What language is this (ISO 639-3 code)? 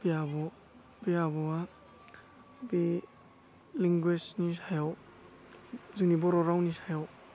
brx